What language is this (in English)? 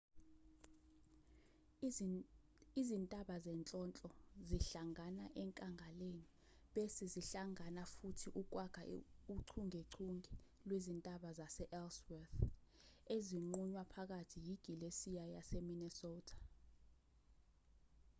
Zulu